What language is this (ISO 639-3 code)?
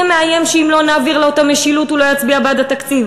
heb